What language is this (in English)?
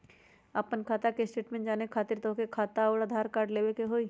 Magahi